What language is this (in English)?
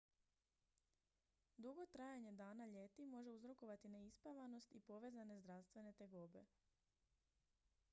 Croatian